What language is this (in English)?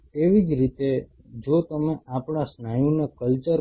Gujarati